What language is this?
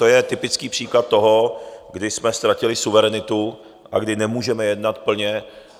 Czech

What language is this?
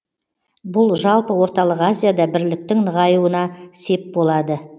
Kazakh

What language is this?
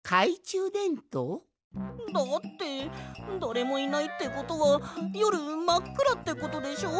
Japanese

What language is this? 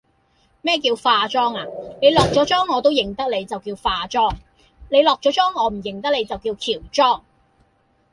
Cantonese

